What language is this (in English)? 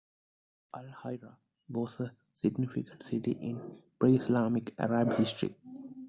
English